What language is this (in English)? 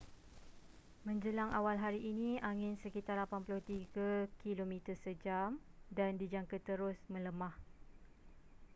Malay